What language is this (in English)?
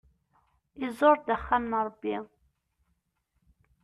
Kabyle